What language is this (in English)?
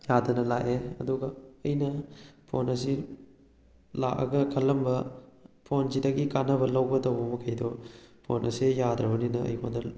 Manipuri